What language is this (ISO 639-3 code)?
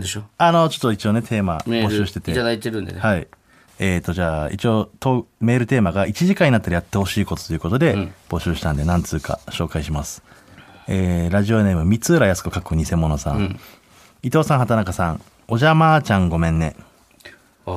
jpn